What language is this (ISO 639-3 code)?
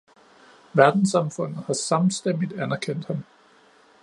dan